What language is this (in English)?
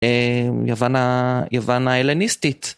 Hebrew